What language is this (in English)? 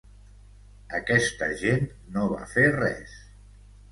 Catalan